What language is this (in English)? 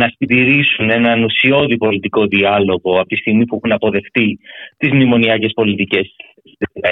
Greek